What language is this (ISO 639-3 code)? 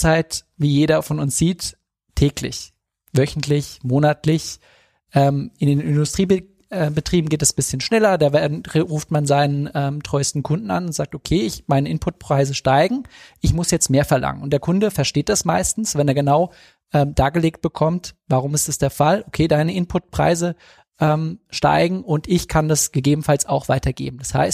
deu